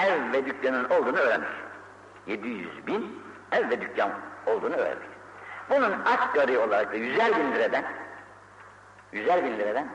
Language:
Turkish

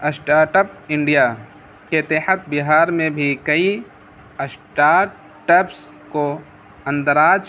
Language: Urdu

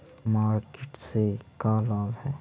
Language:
Magahi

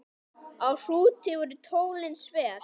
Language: Icelandic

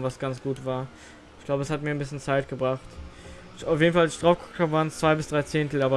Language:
German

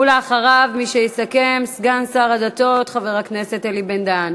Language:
Hebrew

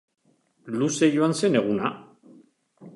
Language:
Basque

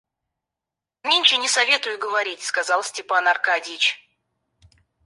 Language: Russian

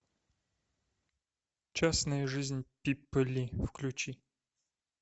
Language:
Russian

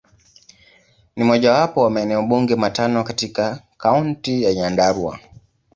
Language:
Swahili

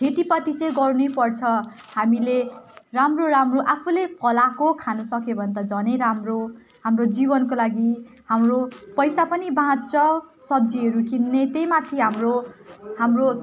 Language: Nepali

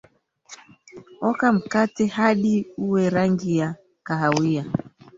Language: Swahili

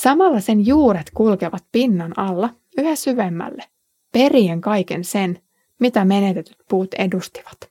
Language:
Finnish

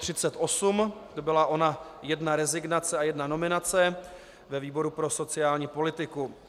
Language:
Czech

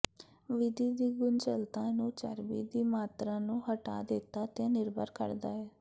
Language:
Punjabi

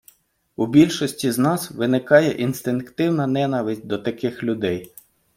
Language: Ukrainian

